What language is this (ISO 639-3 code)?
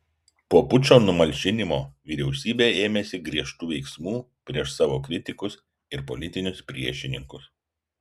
lit